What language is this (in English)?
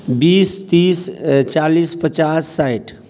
Maithili